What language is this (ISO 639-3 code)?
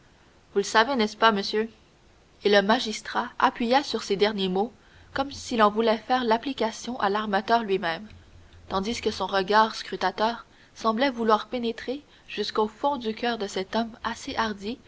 fra